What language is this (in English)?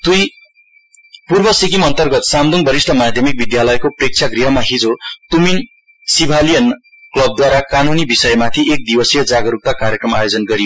Nepali